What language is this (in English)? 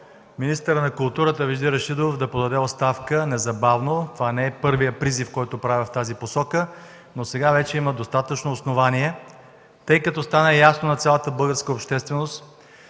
Bulgarian